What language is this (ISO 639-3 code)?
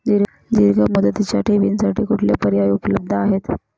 mar